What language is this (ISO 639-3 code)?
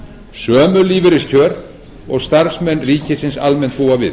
isl